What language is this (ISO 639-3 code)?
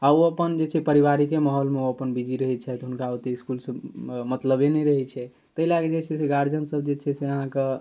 mai